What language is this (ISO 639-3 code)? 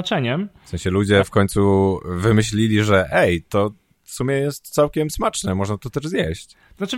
pol